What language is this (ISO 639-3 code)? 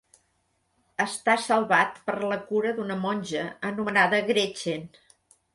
cat